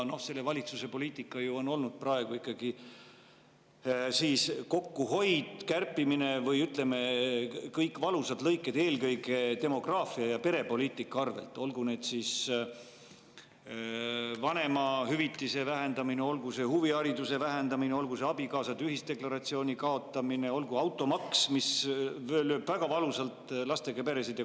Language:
Estonian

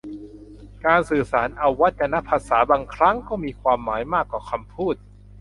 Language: Thai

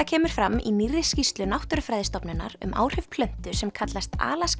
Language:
Icelandic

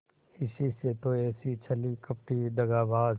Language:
Hindi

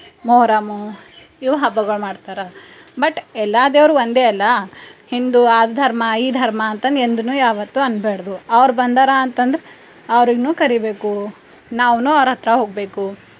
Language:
Kannada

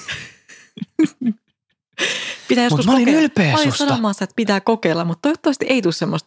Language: Finnish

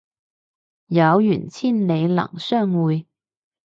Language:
Cantonese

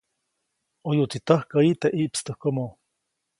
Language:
Copainalá Zoque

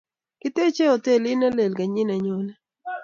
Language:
Kalenjin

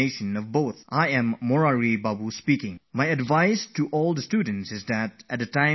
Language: English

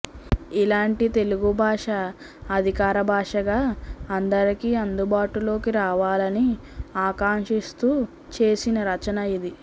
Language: Telugu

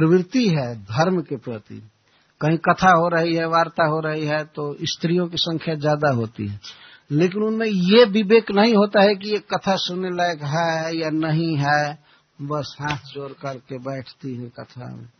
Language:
Hindi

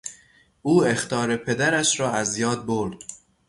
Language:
Persian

